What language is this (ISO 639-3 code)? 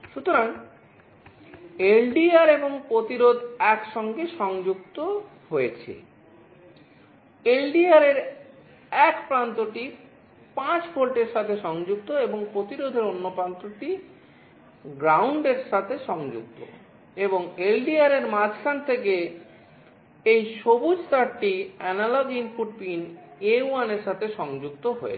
ben